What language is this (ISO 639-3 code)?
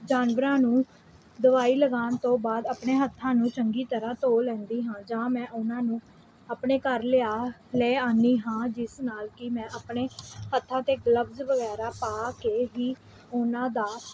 pan